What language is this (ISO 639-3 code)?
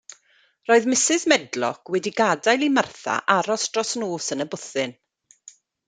cym